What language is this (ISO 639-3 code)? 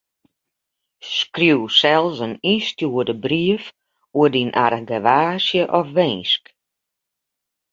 fry